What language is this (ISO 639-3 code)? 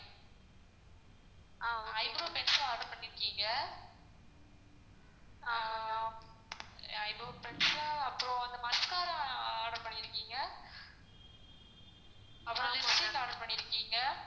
tam